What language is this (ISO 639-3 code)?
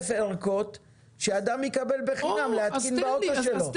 heb